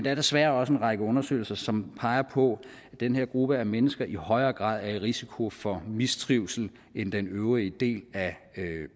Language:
Danish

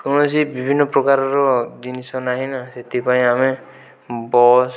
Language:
Odia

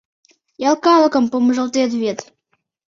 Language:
Mari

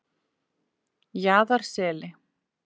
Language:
Icelandic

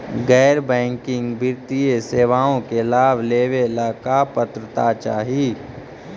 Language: Magahi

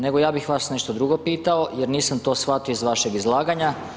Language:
Croatian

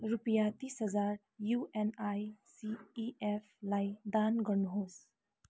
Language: Nepali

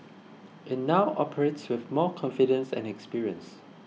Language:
English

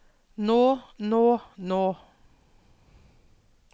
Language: Norwegian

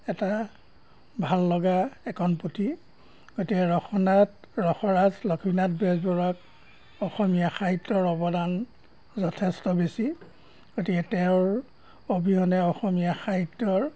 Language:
Assamese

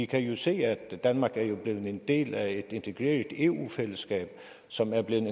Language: Danish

